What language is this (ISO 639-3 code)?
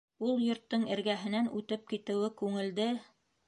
bak